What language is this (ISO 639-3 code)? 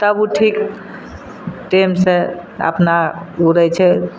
mai